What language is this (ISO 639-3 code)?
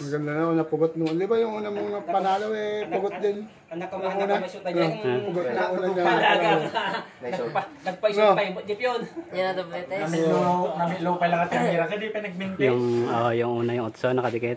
ind